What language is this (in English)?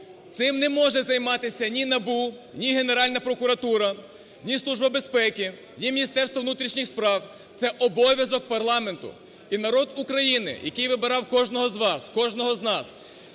Ukrainian